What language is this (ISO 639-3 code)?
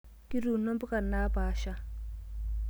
mas